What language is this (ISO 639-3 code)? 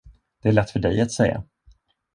swe